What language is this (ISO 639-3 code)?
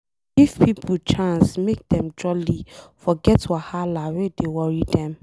pcm